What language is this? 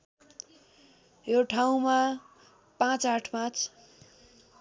Nepali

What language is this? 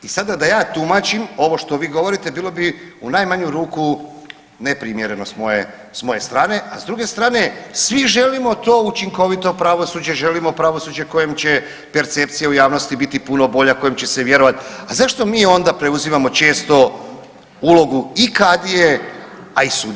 Croatian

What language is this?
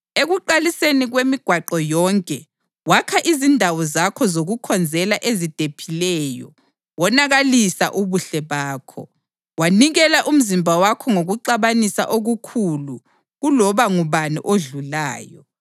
North Ndebele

